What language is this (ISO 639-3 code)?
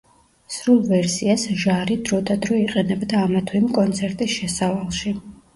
kat